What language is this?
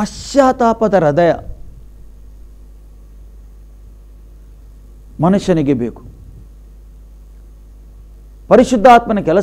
Romanian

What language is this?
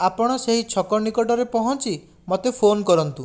Odia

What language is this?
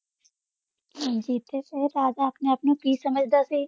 Punjabi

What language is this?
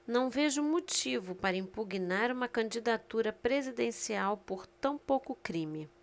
Portuguese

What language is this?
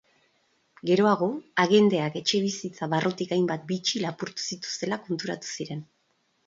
Basque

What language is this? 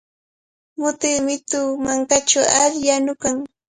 Cajatambo North Lima Quechua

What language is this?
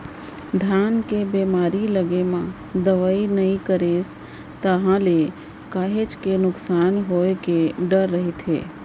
Chhattisgarhi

